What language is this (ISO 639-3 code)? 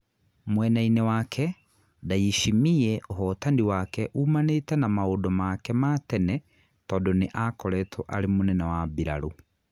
kik